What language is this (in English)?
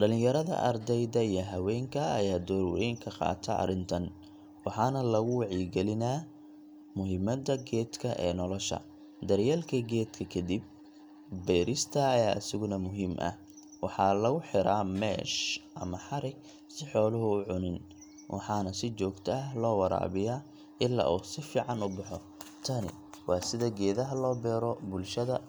Somali